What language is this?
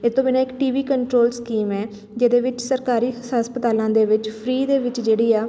Punjabi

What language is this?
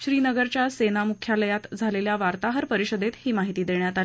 Marathi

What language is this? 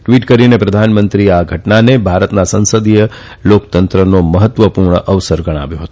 Gujarati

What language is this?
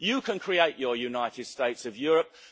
English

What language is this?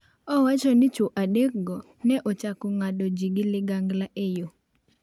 Luo (Kenya and Tanzania)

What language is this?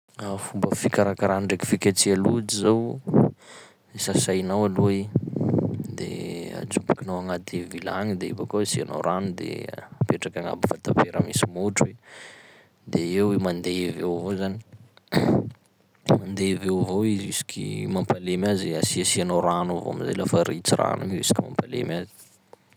Sakalava Malagasy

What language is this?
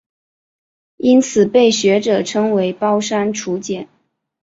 Chinese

